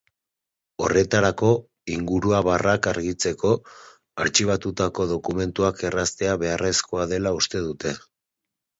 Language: Basque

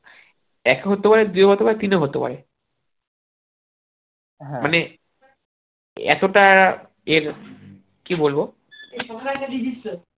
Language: Bangla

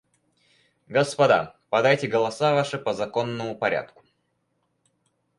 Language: Russian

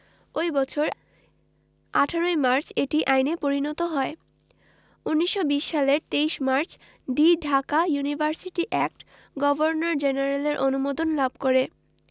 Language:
Bangla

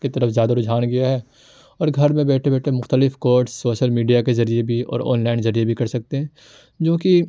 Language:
Urdu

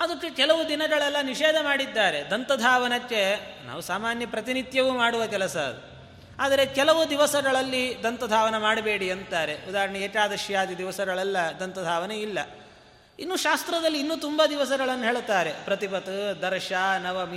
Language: Kannada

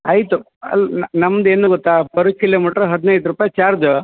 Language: Kannada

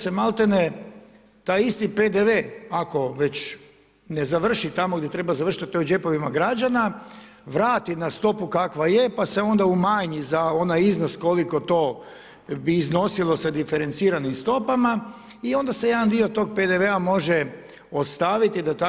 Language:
Croatian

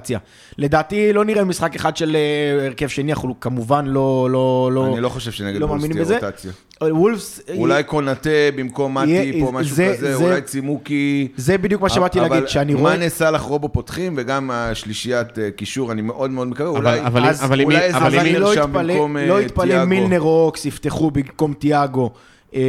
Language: Hebrew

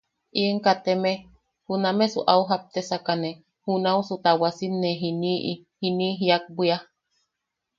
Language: Yaqui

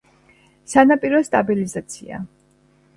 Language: Georgian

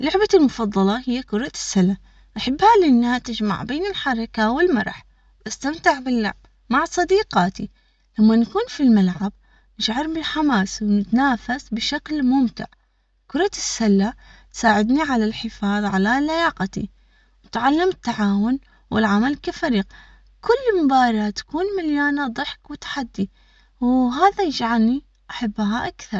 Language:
Omani Arabic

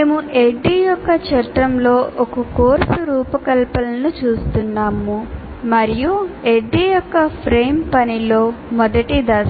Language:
Telugu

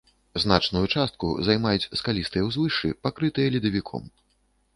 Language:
Belarusian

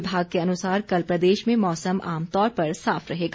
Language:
Hindi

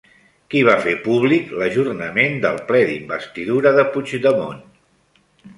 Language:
Catalan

